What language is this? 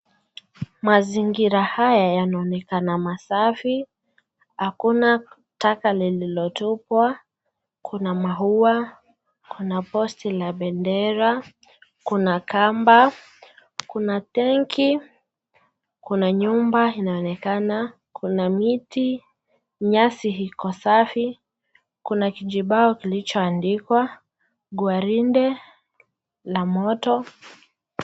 Swahili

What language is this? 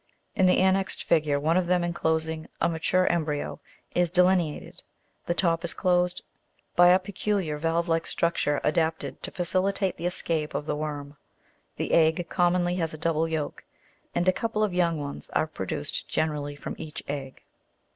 English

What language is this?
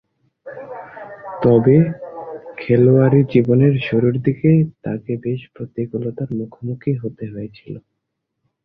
Bangla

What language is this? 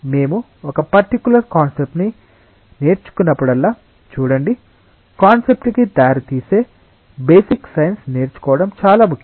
Telugu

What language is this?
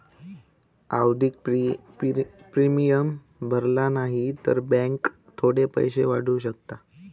Marathi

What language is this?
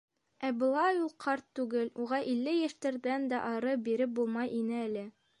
Bashkir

